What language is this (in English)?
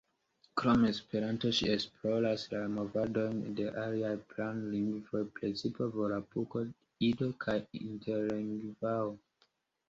Esperanto